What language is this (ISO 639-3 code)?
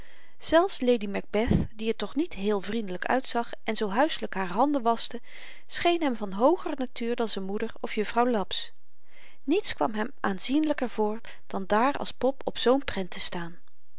nld